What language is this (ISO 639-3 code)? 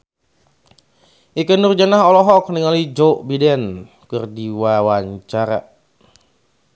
sun